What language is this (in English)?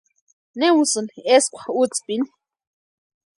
Western Highland Purepecha